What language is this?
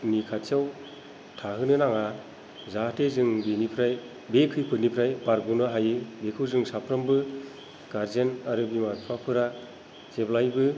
Bodo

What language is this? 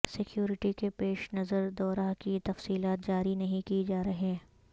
Urdu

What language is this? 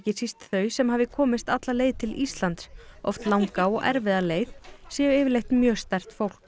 Icelandic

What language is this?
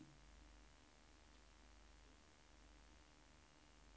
Swedish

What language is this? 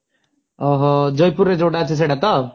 Odia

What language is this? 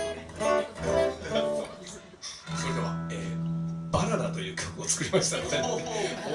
Japanese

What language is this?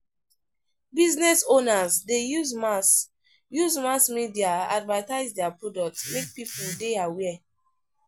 Nigerian Pidgin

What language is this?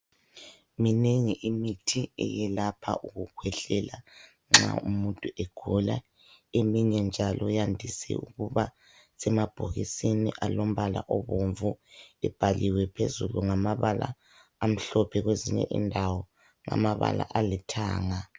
North Ndebele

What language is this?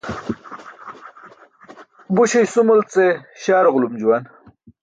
Burushaski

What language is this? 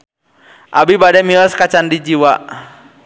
Sundanese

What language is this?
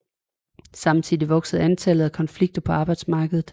Danish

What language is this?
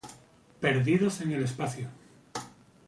Spanish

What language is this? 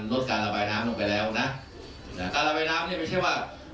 Thai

